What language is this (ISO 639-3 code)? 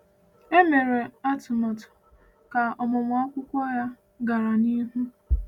ibo